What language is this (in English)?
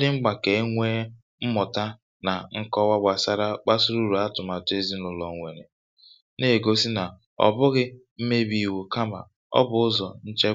Igbo